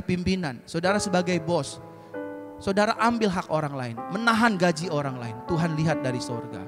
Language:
Indonesian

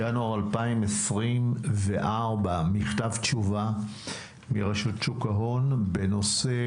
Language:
Hebrew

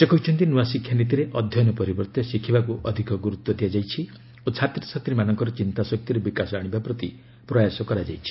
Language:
Odia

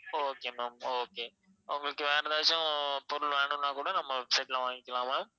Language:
Tamil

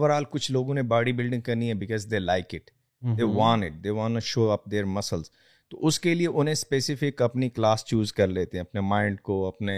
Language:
Urdu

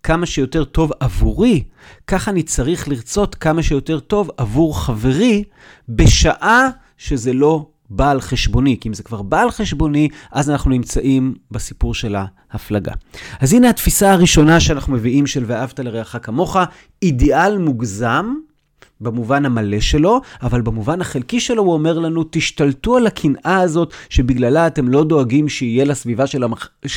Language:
Hebrew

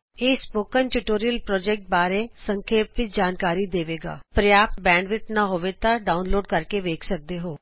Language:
Punjabi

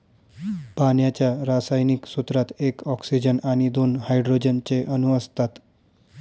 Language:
Marathi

